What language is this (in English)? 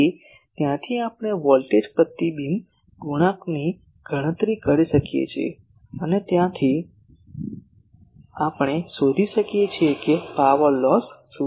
Gujarati